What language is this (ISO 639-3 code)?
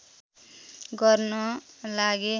nep